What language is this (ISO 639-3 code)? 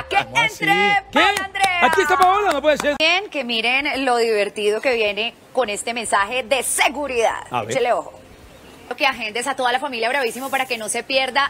spa